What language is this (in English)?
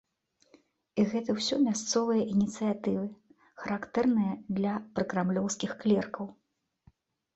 Belarusian